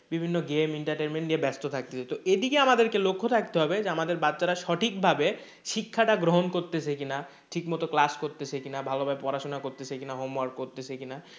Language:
Bangla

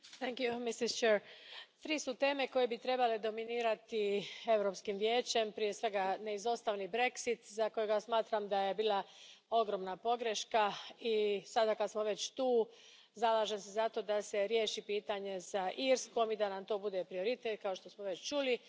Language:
Croatian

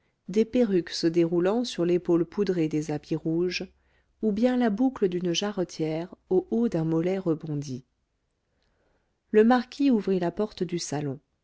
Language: French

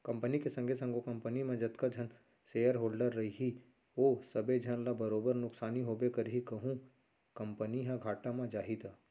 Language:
Chhattisgarhi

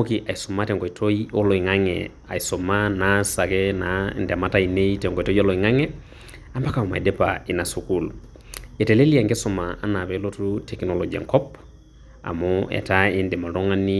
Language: Masai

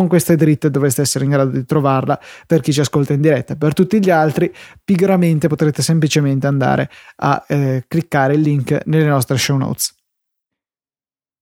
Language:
Italian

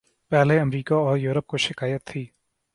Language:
Urdu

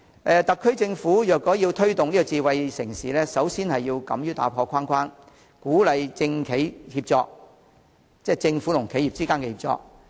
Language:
Cantonese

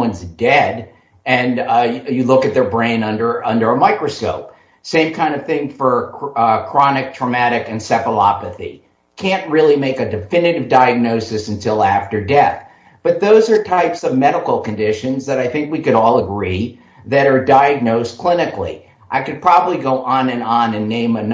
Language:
English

